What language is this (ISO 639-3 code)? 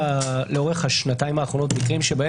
heb